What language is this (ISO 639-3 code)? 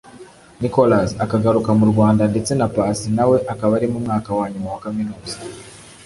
kin